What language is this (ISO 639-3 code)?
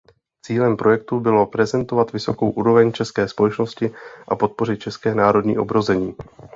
ces